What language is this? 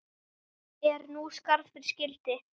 Icelandic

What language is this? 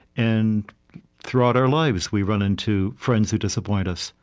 English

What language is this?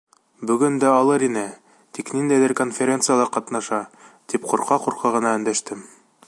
Bashkir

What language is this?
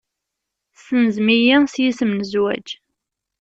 Kabyle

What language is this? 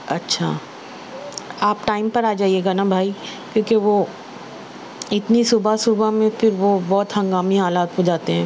Urdu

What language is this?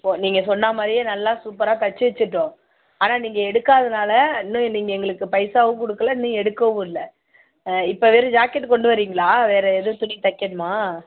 Tamil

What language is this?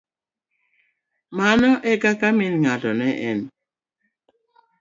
Luo (Kenya and Tanzania)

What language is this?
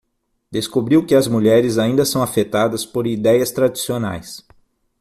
Portuguese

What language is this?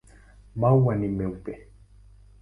Swahili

